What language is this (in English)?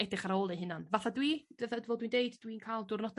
Welsh